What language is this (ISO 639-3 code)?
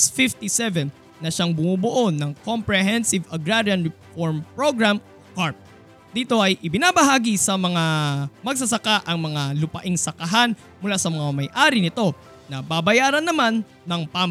fil